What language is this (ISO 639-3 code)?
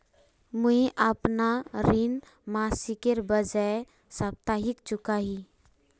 mag